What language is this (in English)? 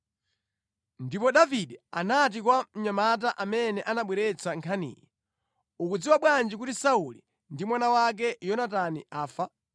Nyanja